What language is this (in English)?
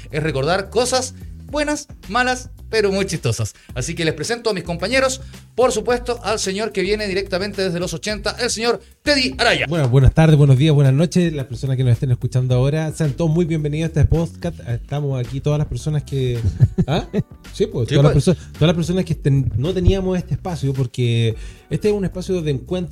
Spanish